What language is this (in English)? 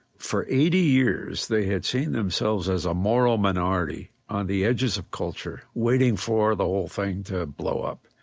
English